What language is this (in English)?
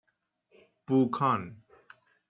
Persian